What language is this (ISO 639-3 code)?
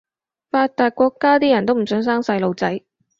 yue